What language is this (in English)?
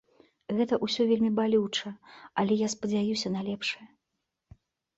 Belarusian